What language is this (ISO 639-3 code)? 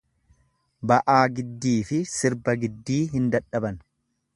orm